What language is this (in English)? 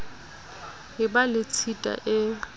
Southern Sotho